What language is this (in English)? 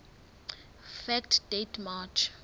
Southern Sotho